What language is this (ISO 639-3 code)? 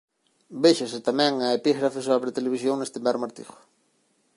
glg